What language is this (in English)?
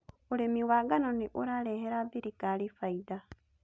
Kikuyu